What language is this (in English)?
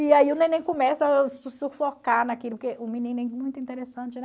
Portuguese